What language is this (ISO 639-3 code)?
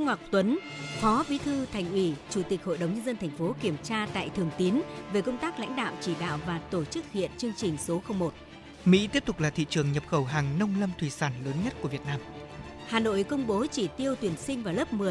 vie